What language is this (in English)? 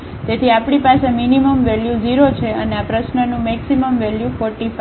Gujarati